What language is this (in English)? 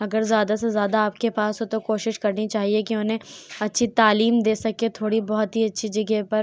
Urdu